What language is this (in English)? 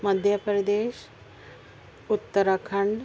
Urdu